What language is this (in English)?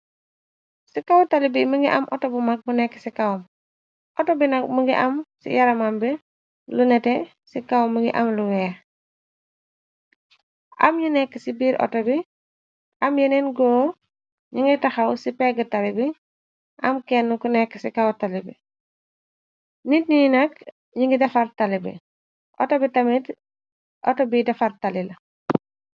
Wolof